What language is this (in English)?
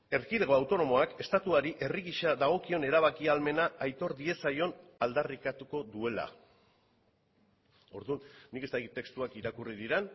Basque